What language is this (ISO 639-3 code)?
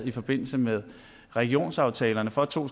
dan